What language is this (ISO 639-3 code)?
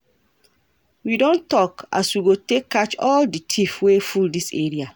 pcm